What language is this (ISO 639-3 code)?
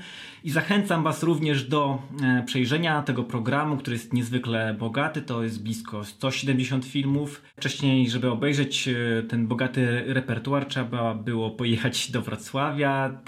pol